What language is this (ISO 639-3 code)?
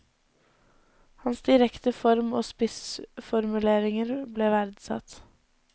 nor